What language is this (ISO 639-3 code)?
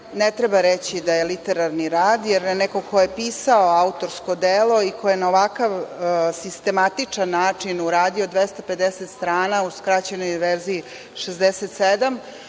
srp